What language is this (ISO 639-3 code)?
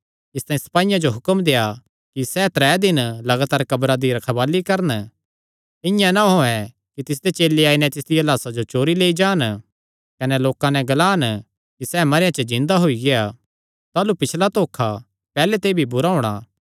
xnr